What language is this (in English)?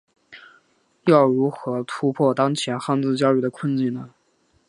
Chinese